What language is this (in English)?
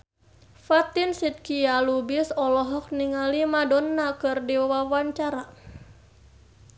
Sundanese